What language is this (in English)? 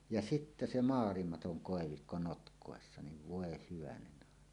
Finnish